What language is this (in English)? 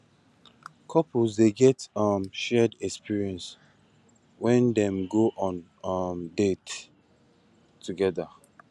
Nigerian Pidgin